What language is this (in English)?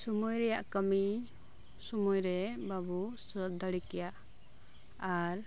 Santali